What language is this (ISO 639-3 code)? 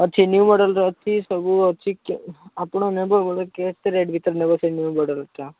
ori